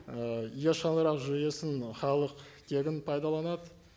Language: Kazakh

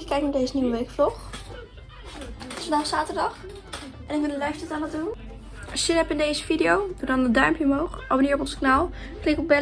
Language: Dutch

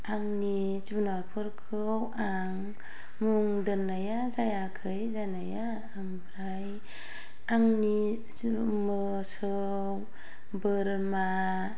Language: Bodo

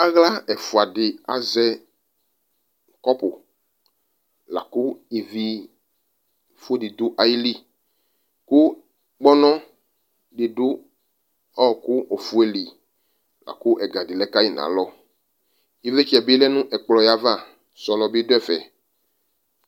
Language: Ikposo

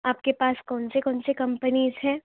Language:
Urdu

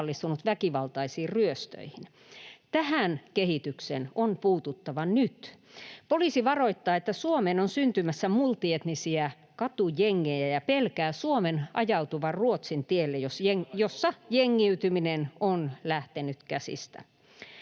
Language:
Finnish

